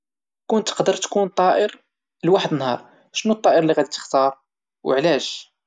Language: Moroccan Arabic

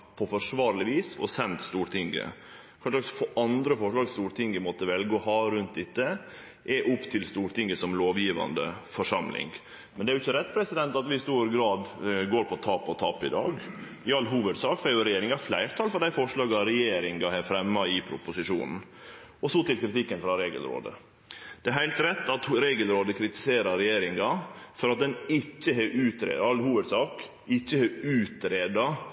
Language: Norwegian Nynorsk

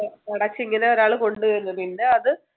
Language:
Malayalam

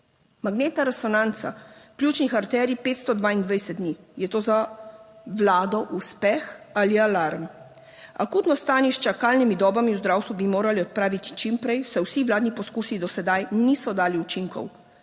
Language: Slovenian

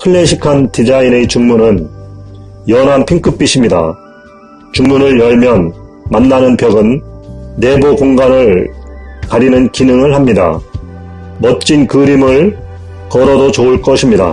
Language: Korean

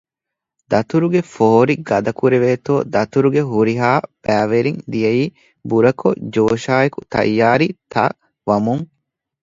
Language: Divehi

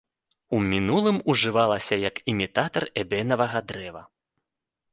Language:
Belarusian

